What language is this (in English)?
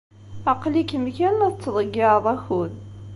Kabyle